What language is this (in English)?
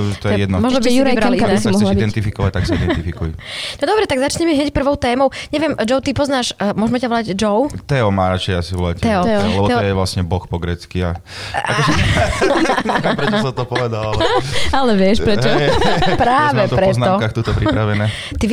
Slovak